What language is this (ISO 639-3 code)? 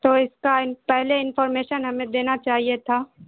urd